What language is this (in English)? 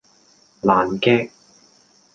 Cantonese